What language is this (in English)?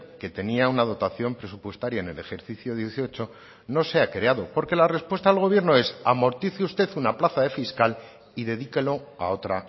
Spanish